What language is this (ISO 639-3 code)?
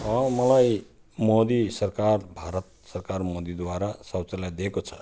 nep